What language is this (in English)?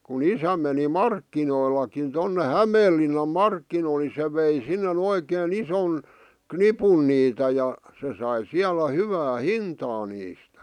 Finnish